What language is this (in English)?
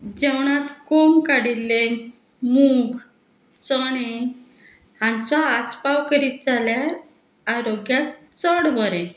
Konkani